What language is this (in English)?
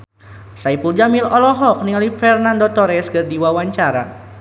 Sundanese